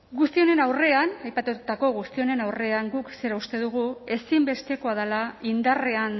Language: Basque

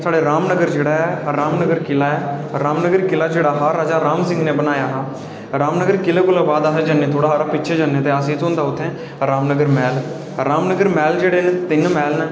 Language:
Dogri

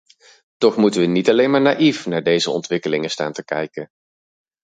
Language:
Dutch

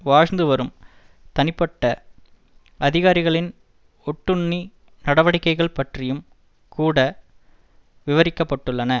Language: Tamil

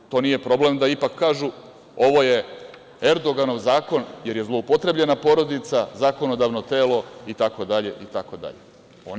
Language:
Serbian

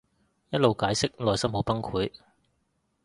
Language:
Cantonese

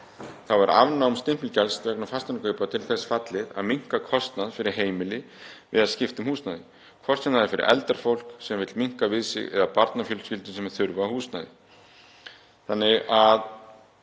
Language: Icelandic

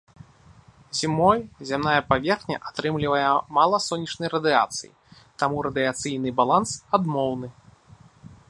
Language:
Belarusian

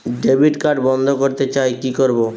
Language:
Bangla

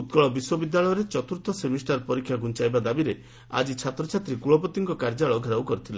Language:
Odia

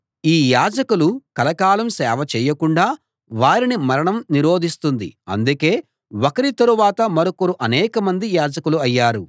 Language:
Telugu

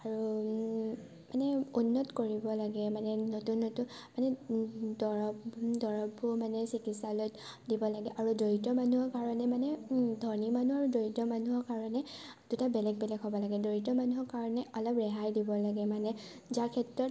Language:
Assamese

